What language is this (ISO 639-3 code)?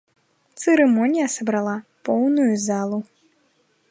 bel